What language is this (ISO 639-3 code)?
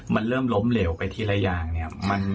tha